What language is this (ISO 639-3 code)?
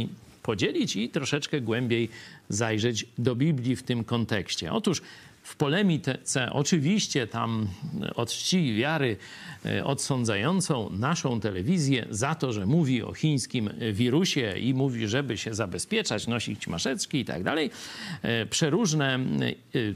pol